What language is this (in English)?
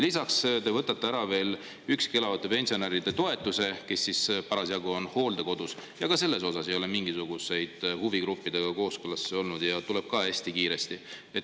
Estonian